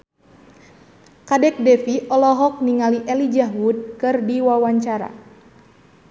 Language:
Sundanese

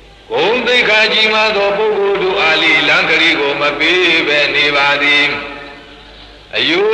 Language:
Romanian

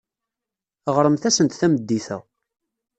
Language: Kabyle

